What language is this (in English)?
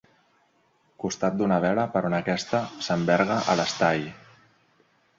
Catalan